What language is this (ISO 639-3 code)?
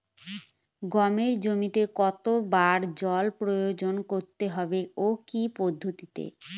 ben